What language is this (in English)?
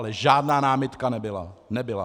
Czech